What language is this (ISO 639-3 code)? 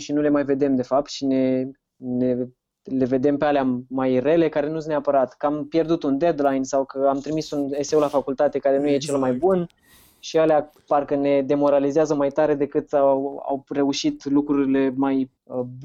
ron